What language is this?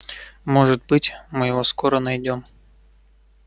Russian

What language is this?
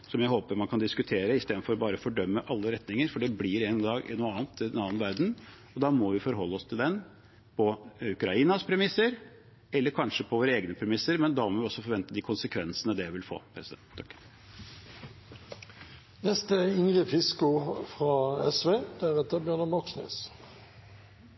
Norwegian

